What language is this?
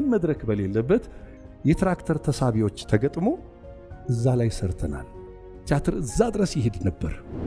Arabic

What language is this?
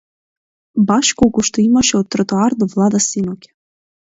Macedonian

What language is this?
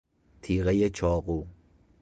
Persian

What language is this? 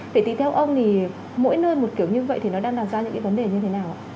Vietnamese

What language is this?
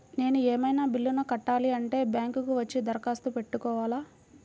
Telugu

